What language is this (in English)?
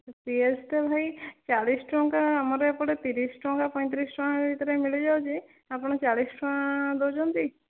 Odia